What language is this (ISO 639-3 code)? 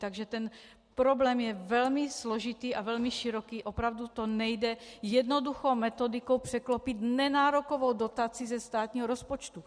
ces